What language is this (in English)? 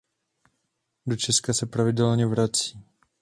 Czech